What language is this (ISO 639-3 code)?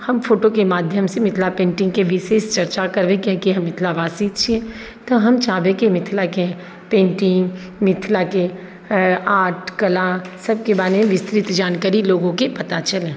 mai